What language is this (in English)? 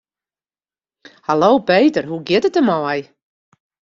Western Frisian